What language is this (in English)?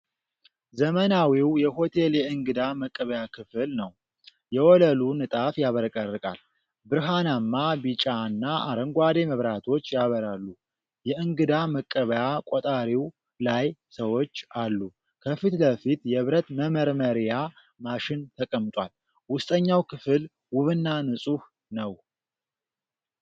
Amharic